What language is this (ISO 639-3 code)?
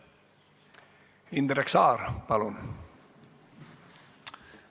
est